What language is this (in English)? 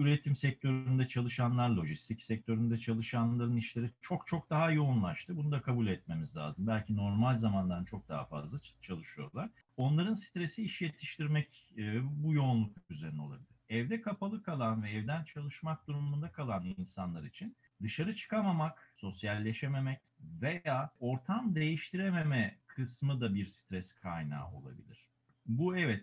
Turkish